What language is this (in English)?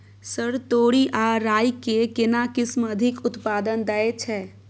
Maithili